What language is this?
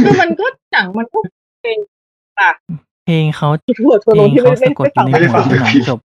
Thai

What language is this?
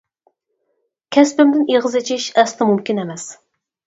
Uyghur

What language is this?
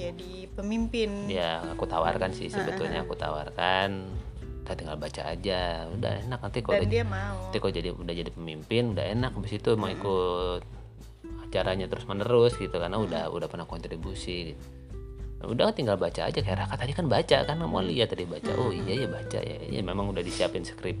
Indonesian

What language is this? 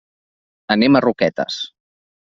Catalan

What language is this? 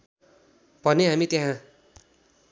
Nepali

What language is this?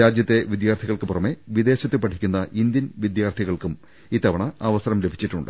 Malayalam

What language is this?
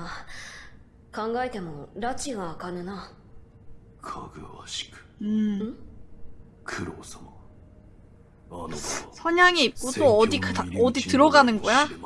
Korean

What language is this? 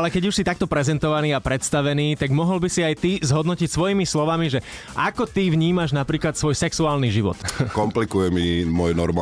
Slovak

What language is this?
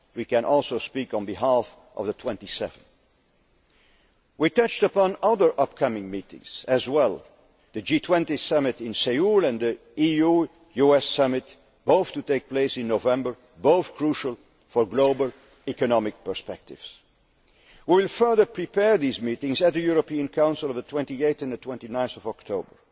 English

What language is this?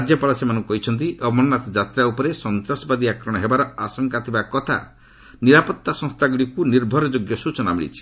Odia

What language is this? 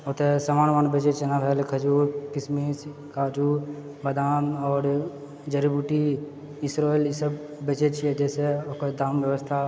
Maithili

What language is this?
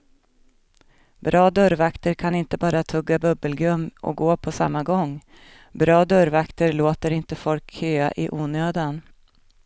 Swedish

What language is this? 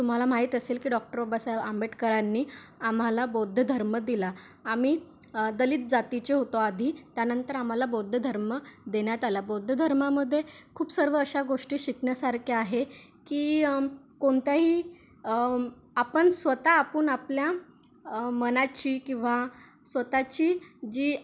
Marathi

